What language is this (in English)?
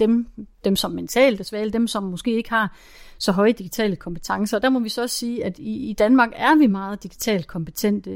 Danish